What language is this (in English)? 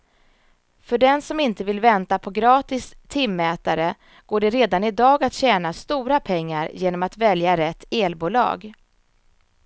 Swedish